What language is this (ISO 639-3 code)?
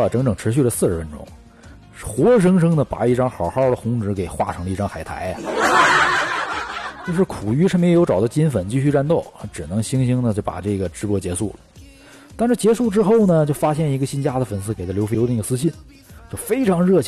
zho